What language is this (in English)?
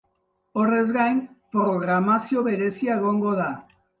Basque